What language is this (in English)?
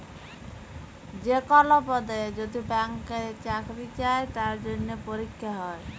Bangla